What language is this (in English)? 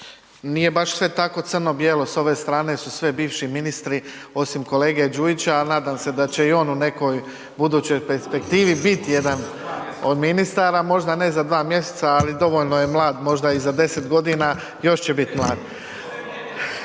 Croatian